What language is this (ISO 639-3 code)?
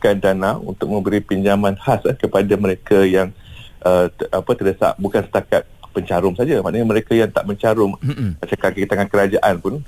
msa